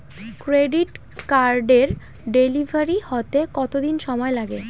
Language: Bangla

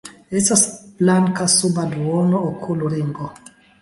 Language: Esperanto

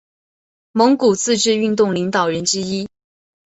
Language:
Chinese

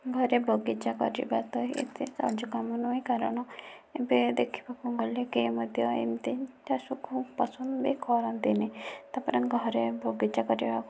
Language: Odia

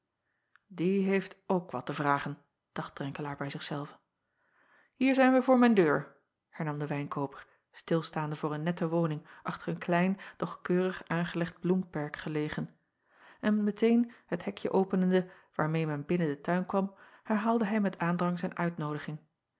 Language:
Dutch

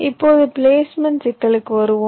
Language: Tamil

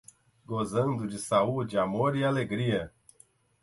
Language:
Portuguese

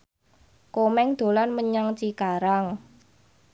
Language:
Javanese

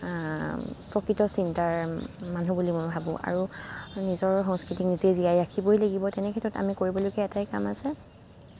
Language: Assamese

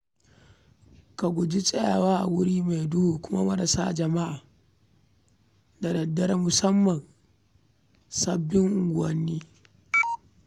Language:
Hausa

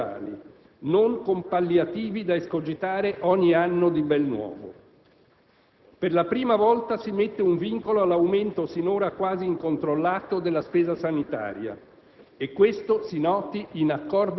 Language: Italian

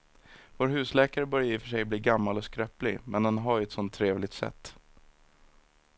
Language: Swedish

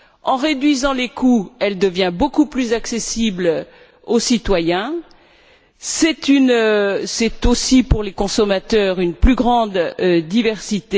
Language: French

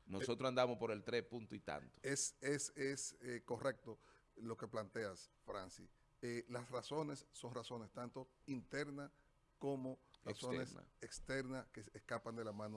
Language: Spanish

